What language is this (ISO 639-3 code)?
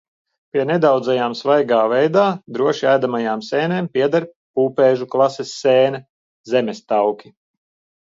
lav